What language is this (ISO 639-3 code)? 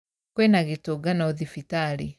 kik